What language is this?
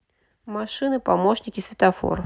Russian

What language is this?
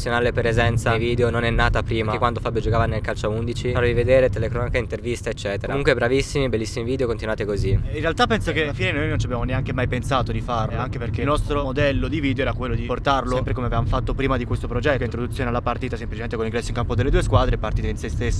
Italian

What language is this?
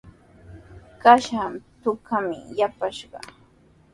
Sihuas Ancash Quechua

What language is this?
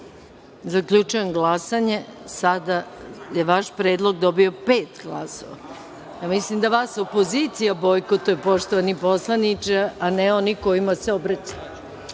Serbian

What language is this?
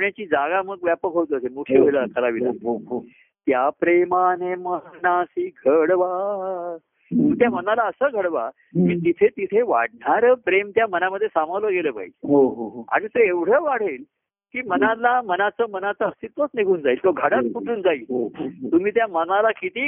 Marathi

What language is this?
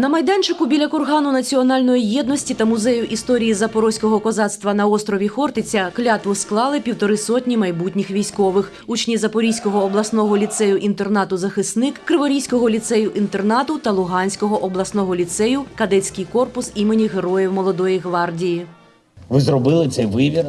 Ukrainian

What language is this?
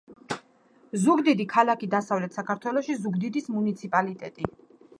Georgian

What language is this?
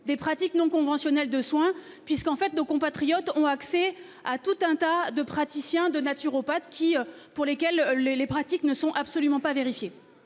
French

